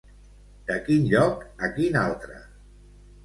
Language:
Catalan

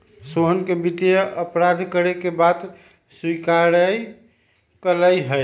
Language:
Magahi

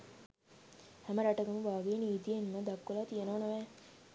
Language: Sinhala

